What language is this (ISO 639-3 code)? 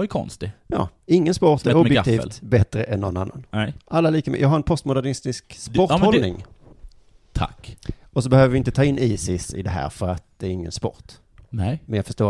swe